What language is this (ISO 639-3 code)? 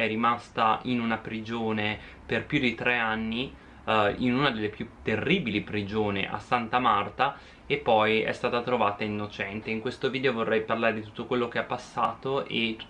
ita